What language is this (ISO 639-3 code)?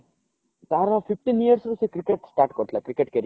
ori